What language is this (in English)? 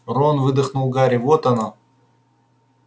Russian